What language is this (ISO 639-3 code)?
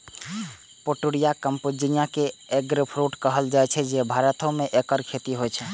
mai